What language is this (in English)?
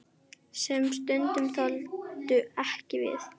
Icelandic